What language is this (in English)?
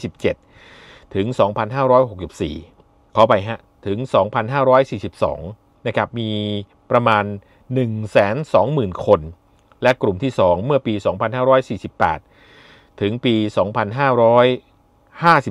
Thai